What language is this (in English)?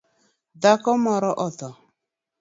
Luo (Kenya and Tanzania)